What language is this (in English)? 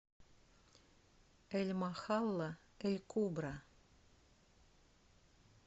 Russian